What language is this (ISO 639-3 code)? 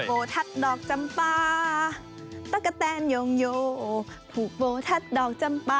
tha